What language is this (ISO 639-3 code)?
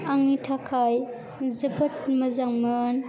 brx